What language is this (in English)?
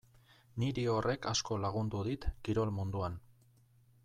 Basque